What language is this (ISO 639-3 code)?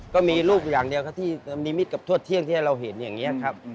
tha